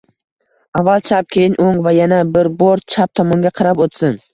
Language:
Uzbek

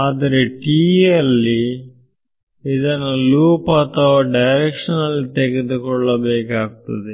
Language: Kannada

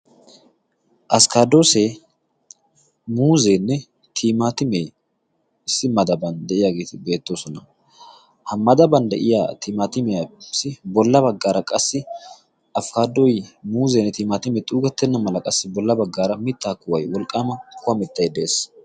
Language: Wolaytta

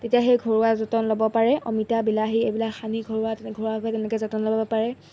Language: Assamese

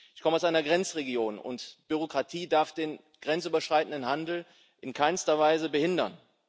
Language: German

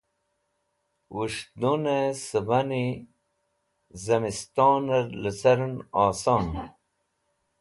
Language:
Wakhi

